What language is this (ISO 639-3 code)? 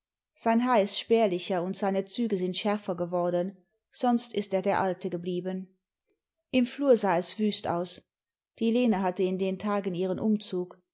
deu